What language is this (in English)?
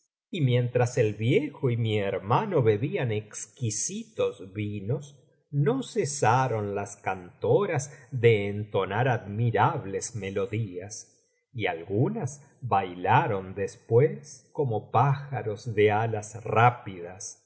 Spanish